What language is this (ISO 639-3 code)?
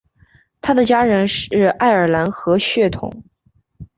zho